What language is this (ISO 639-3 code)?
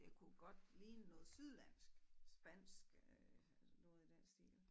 dan